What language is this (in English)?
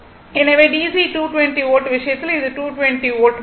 Tamil